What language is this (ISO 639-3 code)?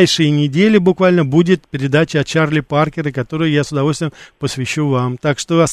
rus